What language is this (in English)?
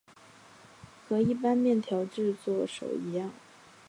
Chinese